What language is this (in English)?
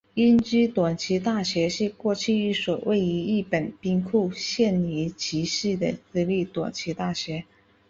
Chinese